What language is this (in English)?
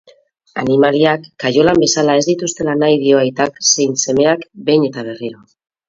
Basque